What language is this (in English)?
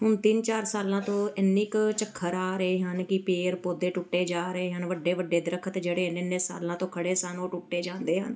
Punjabi